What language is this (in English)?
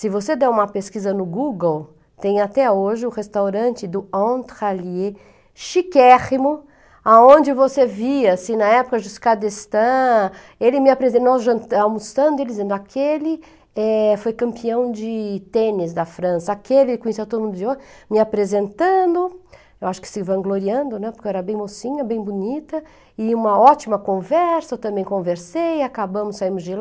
Portuguese